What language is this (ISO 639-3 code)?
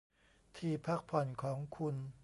tha